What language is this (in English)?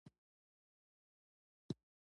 Pashto